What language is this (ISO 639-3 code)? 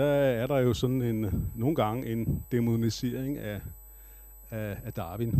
dan